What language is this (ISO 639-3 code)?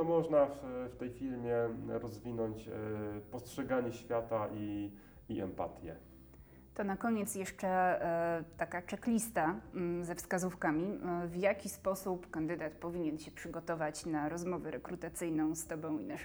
pol